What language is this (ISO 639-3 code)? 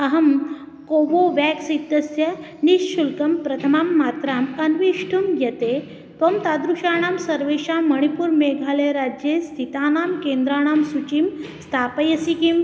san